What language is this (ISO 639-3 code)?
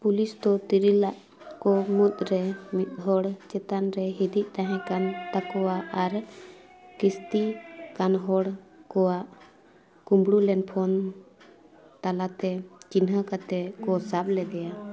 sat